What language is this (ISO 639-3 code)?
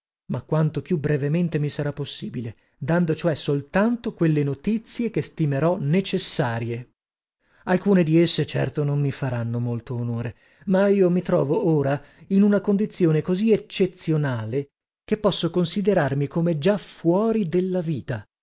ita